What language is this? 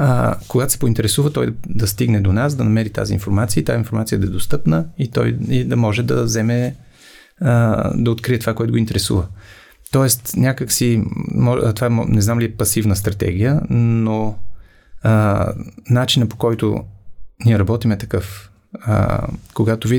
Bulgarian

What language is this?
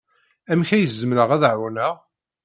Kabyle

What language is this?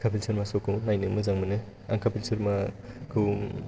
Bodo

